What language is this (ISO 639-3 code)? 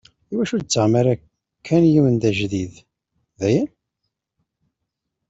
kab